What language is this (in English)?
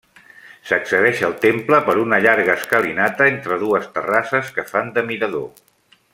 Catalan